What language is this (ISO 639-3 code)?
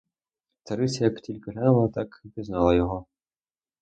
ukr